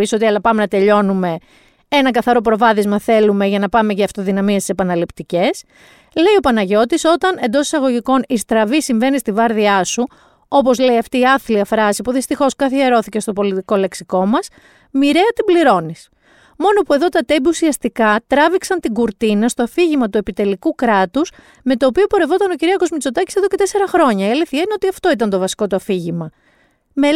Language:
Greek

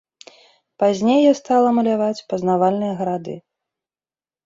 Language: Belarusian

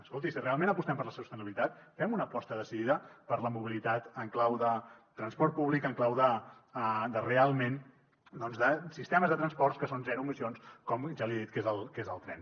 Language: Catalan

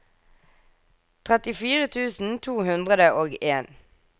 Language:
Norwegian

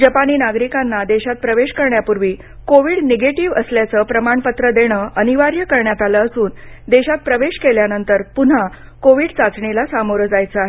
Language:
Marathi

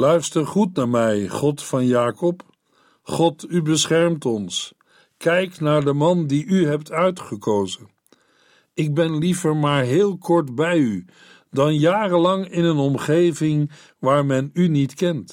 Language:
Dutch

